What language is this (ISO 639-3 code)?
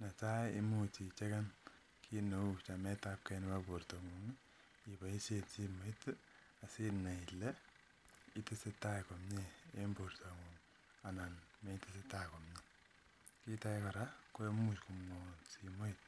kln